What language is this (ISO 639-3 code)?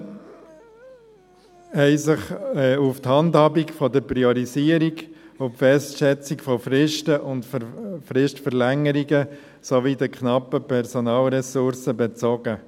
gsw